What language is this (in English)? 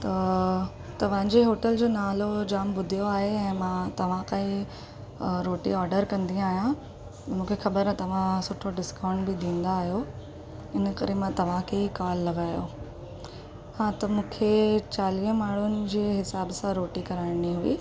Sindhi